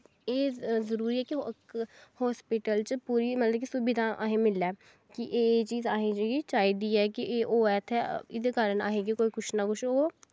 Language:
Dogri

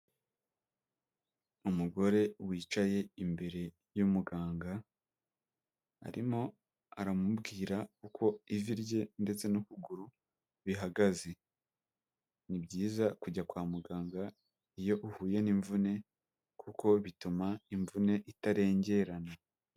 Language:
Kinyarwanda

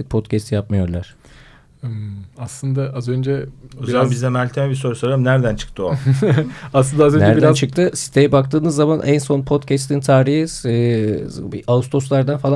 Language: Turkish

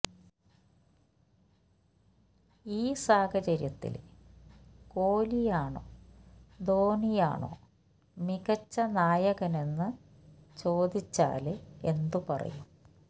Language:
Malayalam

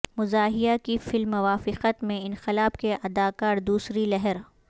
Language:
Urdu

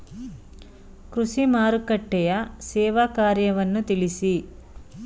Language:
Kannada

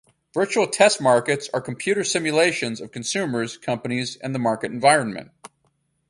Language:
English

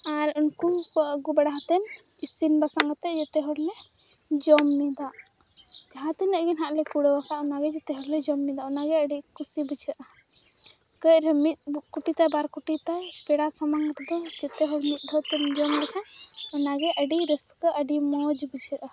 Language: Santali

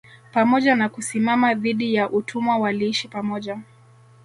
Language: Swahili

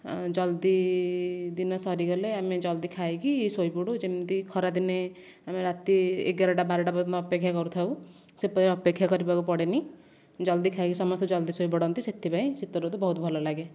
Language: Odia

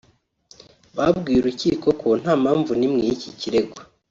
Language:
Kinyarwanda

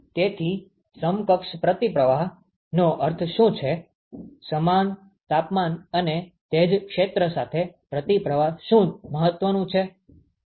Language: Gujarati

